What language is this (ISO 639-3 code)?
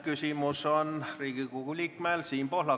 est